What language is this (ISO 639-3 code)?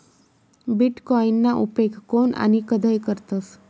mar